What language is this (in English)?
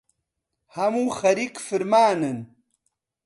Central Kurdish